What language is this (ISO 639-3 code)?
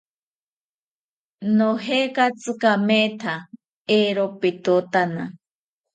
cpy